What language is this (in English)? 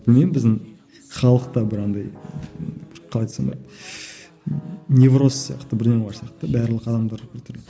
Kazakh